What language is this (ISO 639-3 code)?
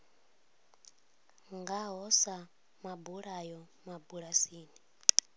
ven